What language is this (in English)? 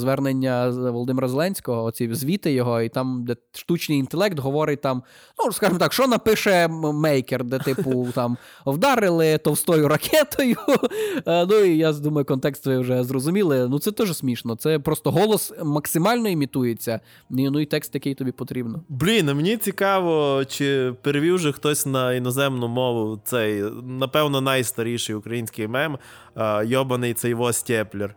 Ukrainian